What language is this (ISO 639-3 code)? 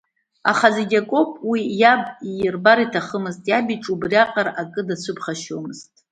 abk